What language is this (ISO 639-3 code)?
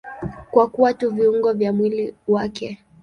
swa